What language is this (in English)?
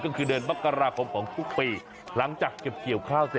Thai